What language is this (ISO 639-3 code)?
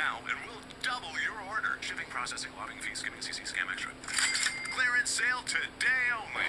eng